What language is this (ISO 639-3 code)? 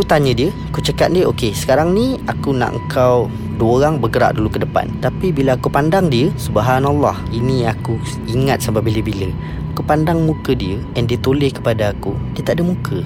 msa